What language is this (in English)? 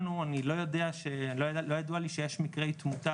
Hebrew